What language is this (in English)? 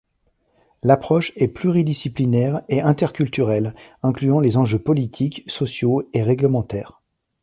French